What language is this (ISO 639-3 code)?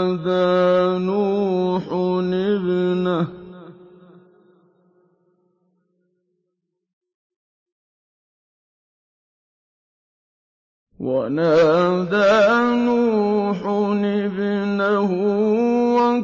ara